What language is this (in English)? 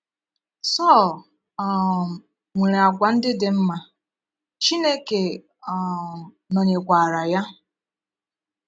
Igbo